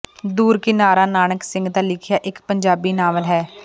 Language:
Punjabi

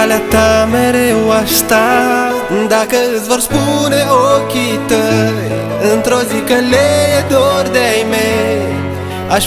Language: Romanian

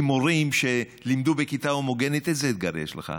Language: Hebrew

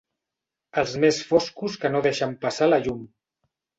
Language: Catalan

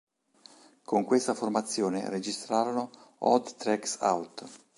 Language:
Italian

